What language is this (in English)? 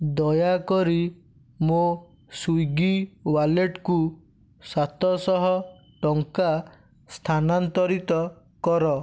Odia